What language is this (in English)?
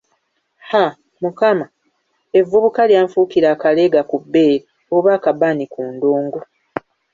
Ganda